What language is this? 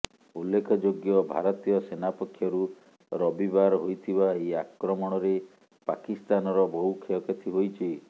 Odia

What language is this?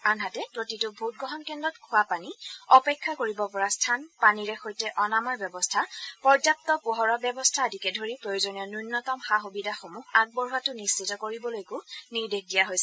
Assamese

